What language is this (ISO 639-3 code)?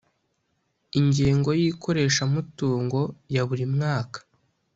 kin